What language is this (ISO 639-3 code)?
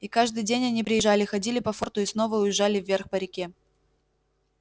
rus